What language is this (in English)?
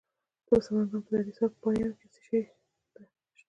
Pashto